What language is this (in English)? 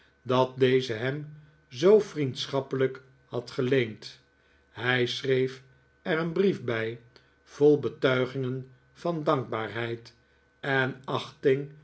Dutch